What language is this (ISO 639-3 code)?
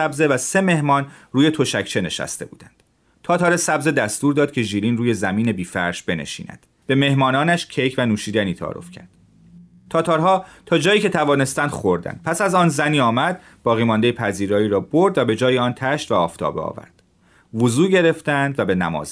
fas